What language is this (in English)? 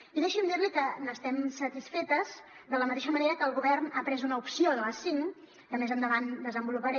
Catalan